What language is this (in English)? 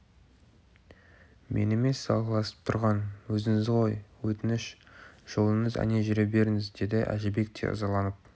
Kazakh